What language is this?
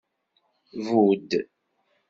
Kabyle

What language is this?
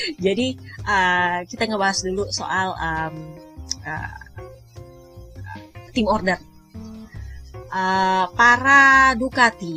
Indonesian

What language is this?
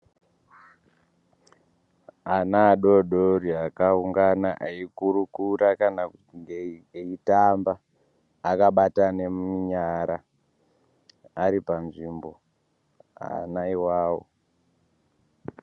Ndau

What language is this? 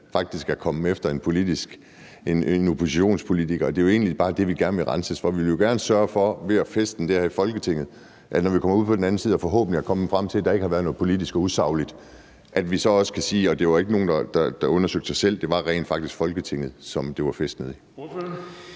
Danish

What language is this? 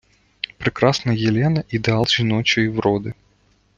Ukrainian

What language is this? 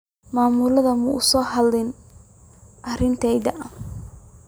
Somali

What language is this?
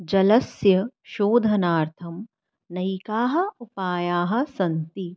Sanskrit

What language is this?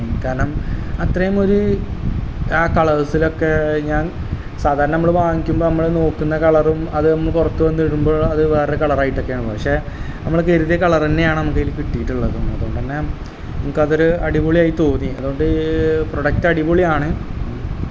Malayalam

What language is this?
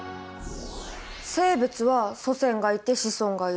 Japanese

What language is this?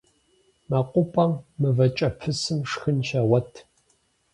Kabardian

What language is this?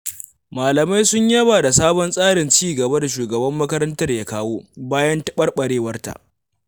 Hausa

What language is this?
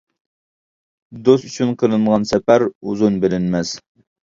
Uyghur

